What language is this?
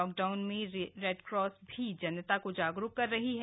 Hindi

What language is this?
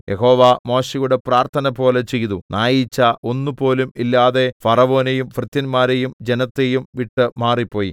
Malayalam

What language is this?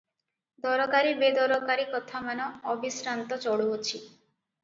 Odia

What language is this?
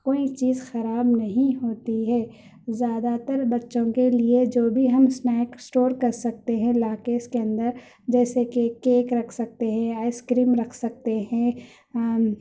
Urdu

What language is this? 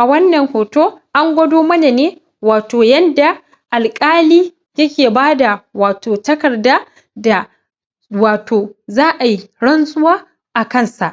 Hausa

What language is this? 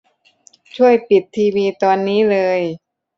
Thai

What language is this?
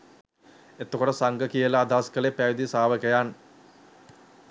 Sinhala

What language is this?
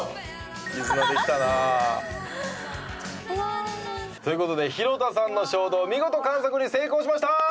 Japanese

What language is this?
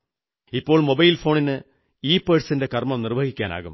Malayalam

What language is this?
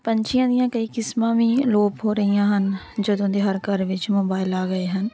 Punjabi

